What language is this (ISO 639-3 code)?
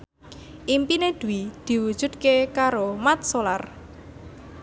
jav